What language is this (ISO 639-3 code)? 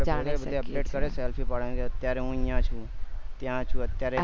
guj